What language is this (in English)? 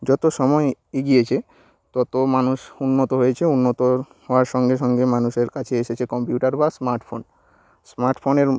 Bangla